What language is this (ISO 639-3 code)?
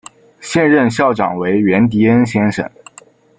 zho